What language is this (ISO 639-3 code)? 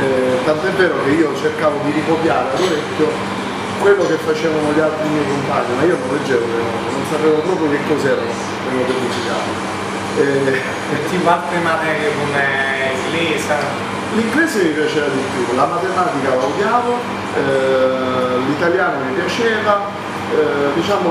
ita